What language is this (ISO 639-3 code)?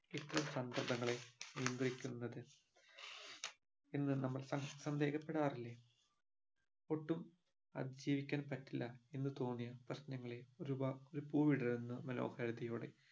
mal